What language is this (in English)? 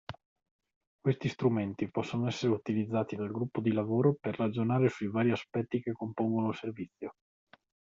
Italian